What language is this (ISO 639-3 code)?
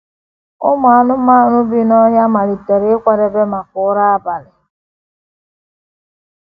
ibo